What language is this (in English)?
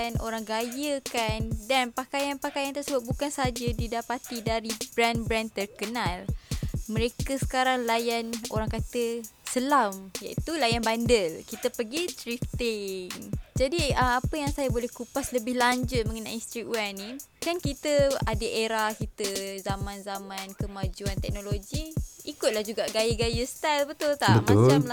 Malay